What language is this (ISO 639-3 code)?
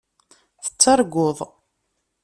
kab